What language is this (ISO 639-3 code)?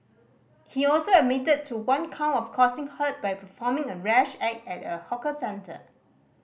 eng